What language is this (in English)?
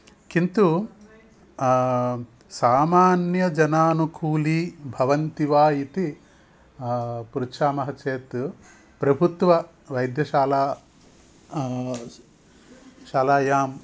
Sanskrit